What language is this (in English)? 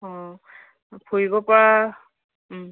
Assamese